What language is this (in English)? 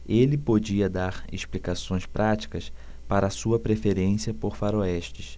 Portuguese